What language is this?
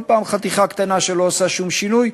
Hebrew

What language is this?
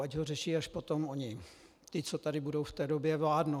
Czech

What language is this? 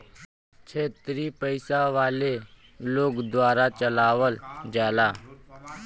Bhojpuri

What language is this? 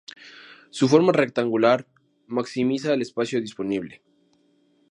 Spanish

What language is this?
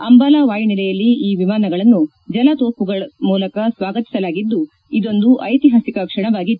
Kannada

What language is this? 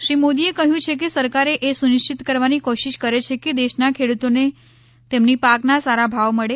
Gujarati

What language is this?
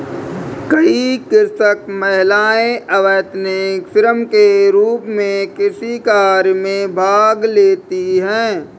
Hindi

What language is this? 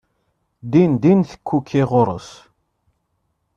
Kabyle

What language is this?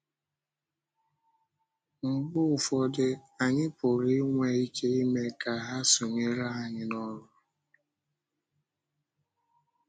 Igbo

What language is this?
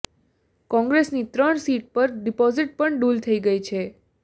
Gujarati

